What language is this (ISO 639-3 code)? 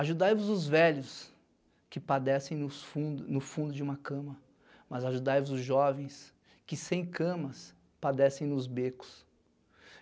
por